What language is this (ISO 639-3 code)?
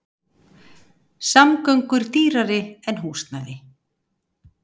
isl